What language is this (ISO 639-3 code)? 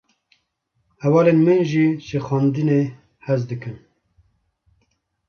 kur